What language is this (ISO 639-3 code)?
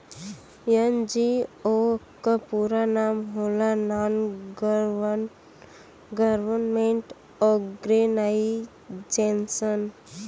bho